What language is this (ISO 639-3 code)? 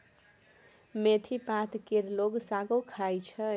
mai